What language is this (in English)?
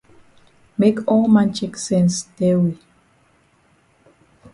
Cameroon Pidgin